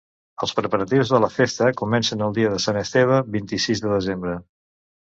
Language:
Catalan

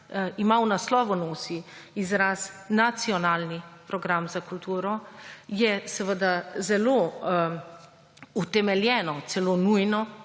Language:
Slovenian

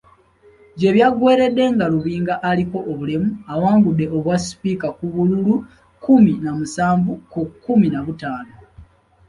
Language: Ganda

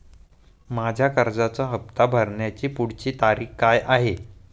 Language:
Marathi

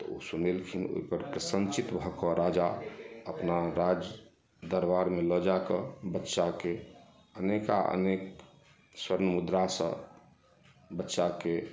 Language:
Maithili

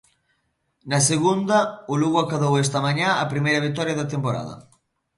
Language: Galician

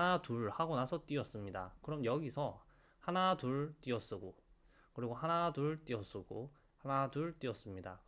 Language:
Korean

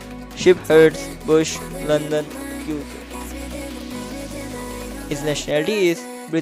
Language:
English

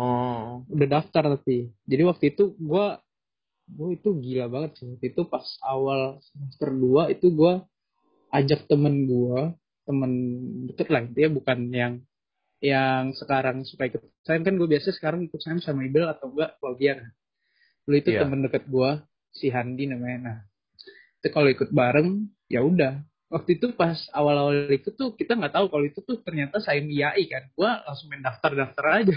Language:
Indonesian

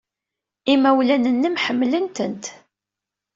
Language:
Kabyle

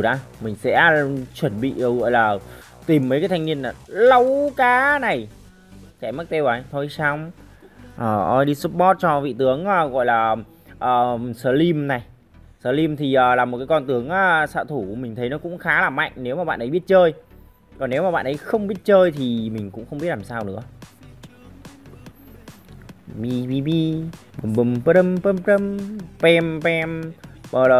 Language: Vietnamese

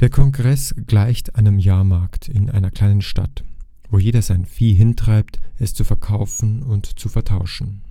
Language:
German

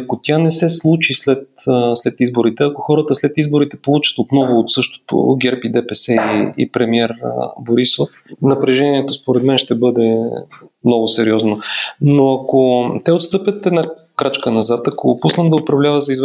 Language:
Bulgarian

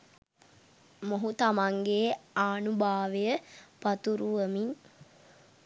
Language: Sinhala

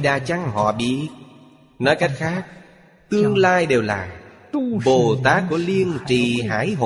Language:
Vietnamese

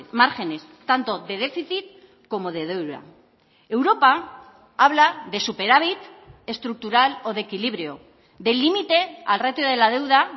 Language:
Spanish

